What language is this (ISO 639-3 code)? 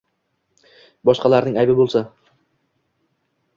uzb